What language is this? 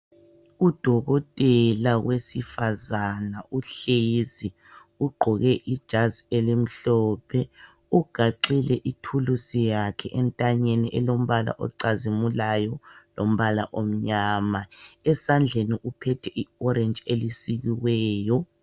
North Ndebele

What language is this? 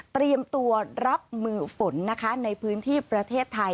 Thai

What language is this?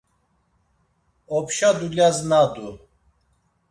Laz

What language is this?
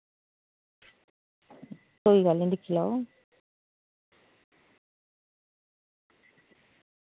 Dogri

